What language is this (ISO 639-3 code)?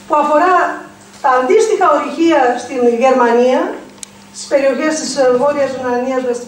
ell